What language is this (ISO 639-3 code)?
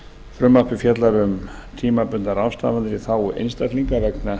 isl